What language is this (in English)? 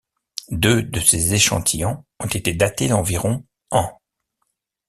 French